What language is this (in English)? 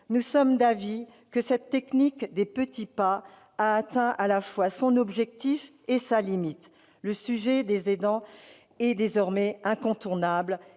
French